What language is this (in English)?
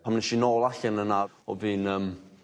Welsh